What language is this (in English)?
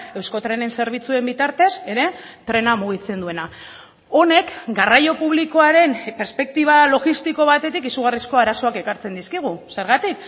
Basque